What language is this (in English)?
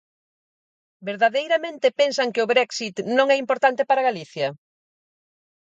Galician